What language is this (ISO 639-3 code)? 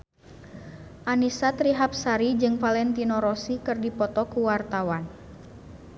sun